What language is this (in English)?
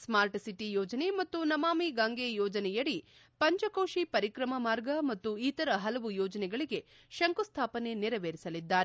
Kannada